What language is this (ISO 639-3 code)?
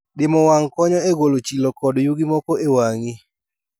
luo